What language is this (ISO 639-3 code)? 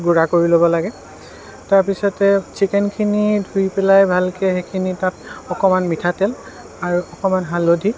asm